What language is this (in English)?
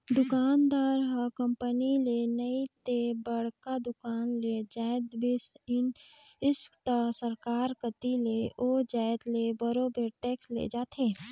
Chhattisgarhi